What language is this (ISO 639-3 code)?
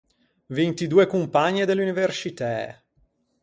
lij